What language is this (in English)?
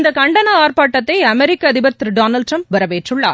Tamil